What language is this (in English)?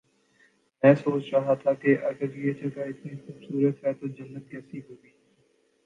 Urdu